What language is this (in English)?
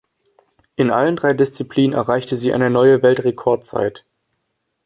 German